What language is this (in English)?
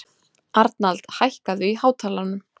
Icelandic